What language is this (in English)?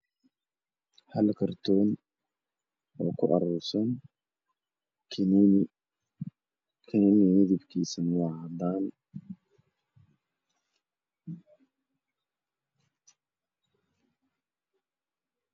Somali